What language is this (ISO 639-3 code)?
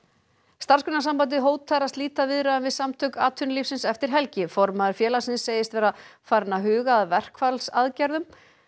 isl